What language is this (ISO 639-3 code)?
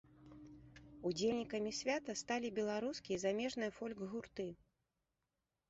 bel